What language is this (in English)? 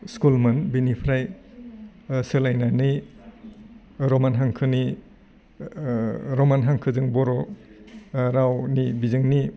Bodo